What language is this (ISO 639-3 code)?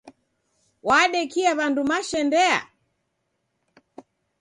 dav